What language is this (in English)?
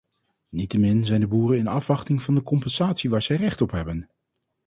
Dutch